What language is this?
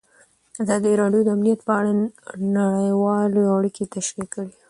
Pashto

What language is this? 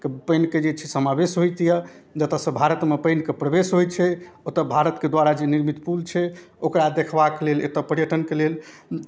Maithili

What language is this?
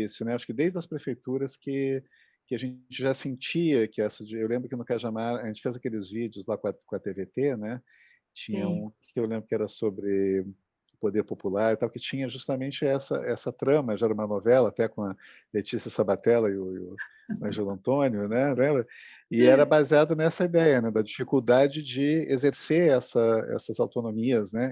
Portuguese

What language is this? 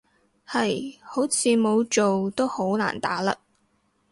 Cantonese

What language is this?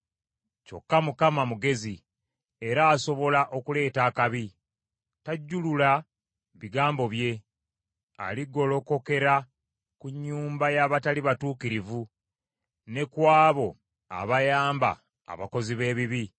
Ganda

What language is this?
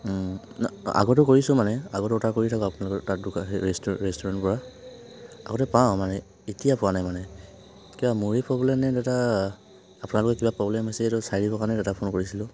Assamese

